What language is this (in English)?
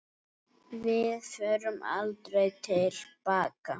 Icelandic